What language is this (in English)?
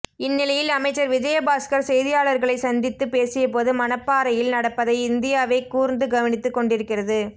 Tamil